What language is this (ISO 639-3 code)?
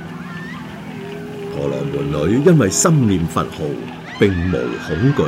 zho